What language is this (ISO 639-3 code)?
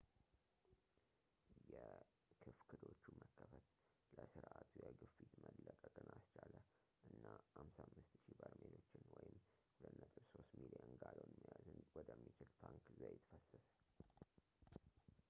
amh